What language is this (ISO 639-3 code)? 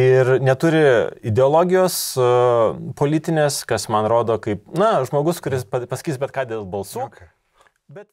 lit